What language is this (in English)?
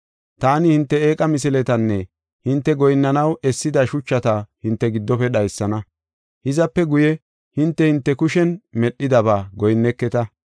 Gofa